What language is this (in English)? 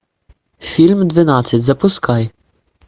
Russian